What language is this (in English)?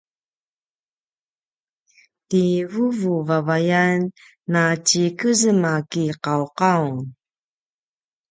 Paiwan